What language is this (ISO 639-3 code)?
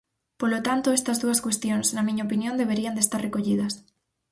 glg